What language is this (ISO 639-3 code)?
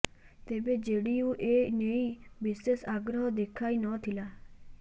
ori